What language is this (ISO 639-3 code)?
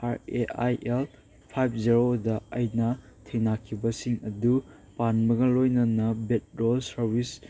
mni